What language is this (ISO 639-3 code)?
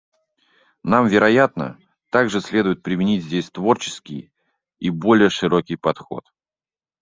rus